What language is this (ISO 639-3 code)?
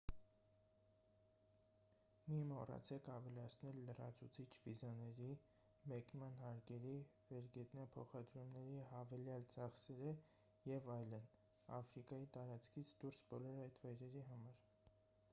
hye